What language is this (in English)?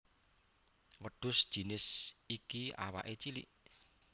Javanese